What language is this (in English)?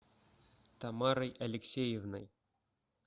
Russian